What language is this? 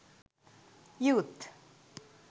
Sinhala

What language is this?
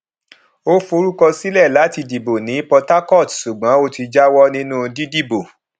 Yoruba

